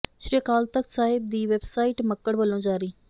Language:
Punjabi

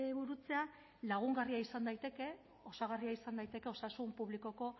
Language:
Basque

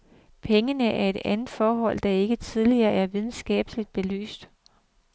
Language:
Danish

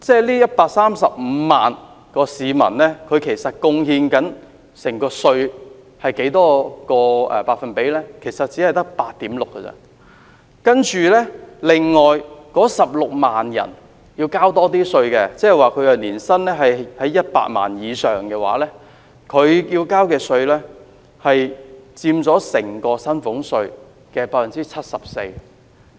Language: Cantonese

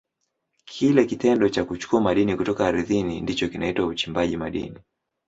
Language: Swahili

